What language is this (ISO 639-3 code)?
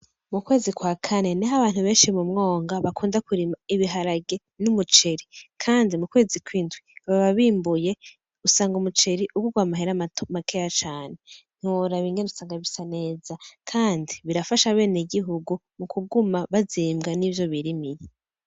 run